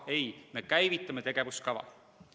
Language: Estonian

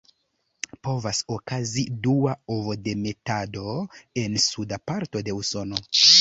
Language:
Esperanto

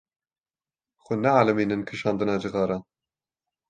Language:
Kurdish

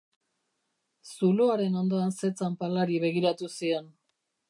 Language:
Basque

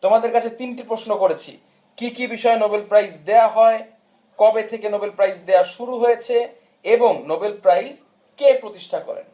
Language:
Bangla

